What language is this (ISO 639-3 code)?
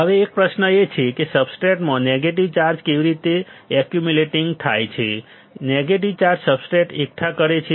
guj